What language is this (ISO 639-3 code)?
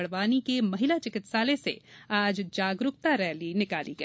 hin